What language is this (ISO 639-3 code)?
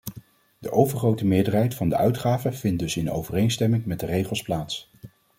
nld